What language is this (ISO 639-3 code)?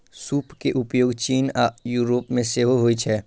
mai